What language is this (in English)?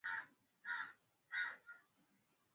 Swahili